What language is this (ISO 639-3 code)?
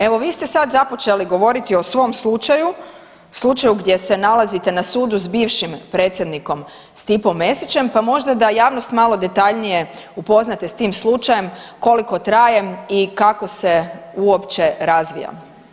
hrv